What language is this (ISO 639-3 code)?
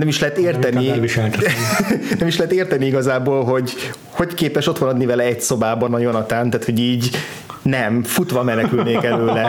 hun